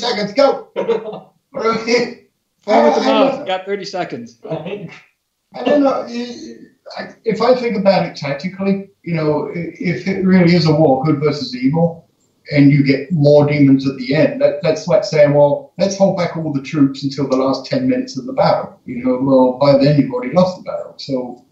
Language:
English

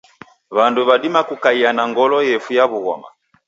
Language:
Taita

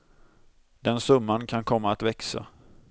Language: Swedish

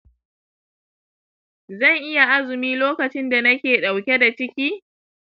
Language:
Hausa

